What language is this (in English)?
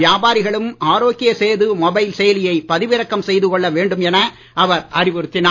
Tamil